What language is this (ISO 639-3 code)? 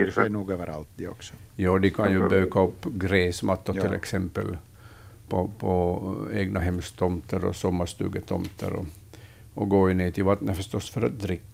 swe